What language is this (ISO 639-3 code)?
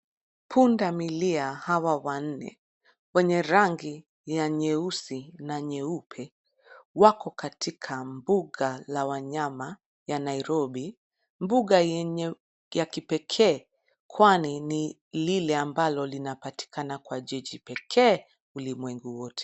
swa